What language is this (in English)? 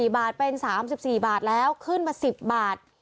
Thai